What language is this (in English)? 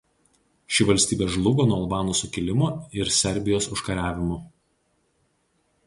Lithuanian